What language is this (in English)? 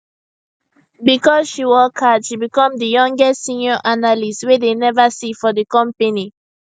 Nigerian Pidgin